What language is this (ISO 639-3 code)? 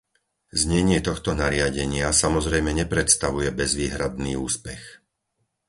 slk